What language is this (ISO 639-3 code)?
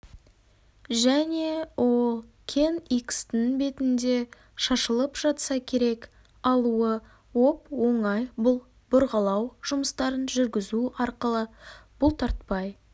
kaz